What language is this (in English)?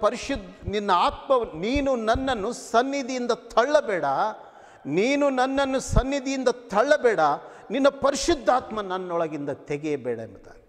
Hindi